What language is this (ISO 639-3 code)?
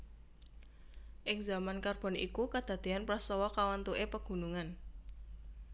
jav